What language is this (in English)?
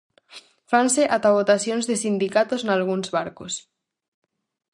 Galician